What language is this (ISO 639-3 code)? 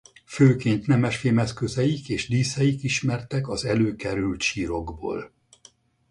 hun